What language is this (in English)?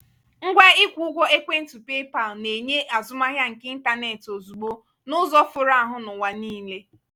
Igbo